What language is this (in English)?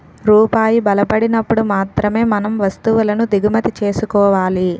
Telugu